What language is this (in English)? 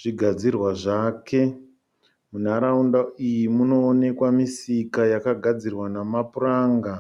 Shona